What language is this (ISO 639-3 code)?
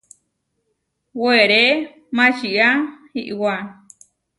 var